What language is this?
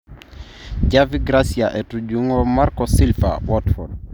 Masai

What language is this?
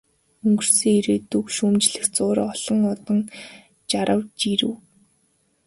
Mongolian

